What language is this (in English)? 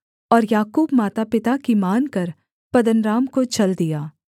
Hindi